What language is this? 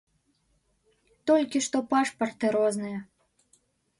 Belarusian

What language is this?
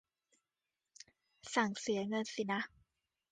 Thai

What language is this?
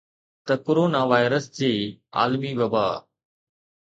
Sindhi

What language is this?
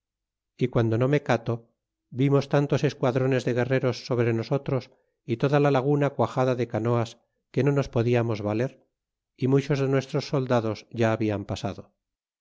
Spanish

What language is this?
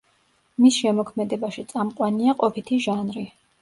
Georgian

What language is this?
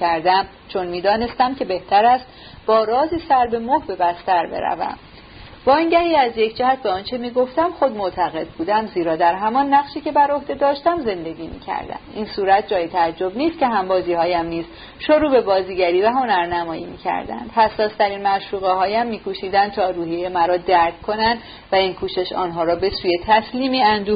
Persian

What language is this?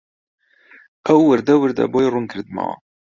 Central Kurdish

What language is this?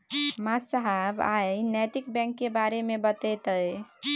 Maithili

